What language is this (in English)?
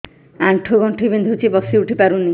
Odia